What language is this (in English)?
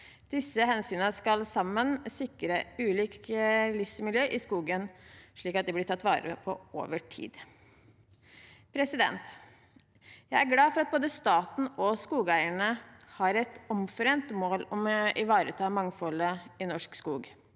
Norwegian